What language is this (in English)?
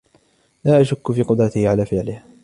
Arabic